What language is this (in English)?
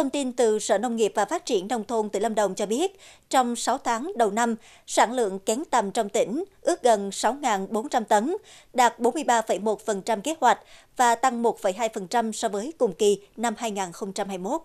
Vietnamese